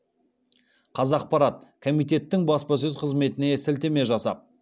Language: Kazakh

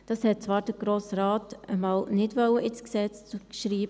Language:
Swiss German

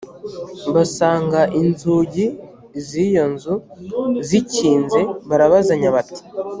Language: Kinyarwanda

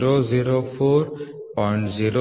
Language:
Kannada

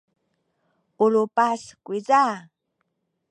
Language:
Sakizaya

